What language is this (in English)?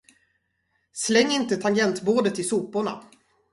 Swedish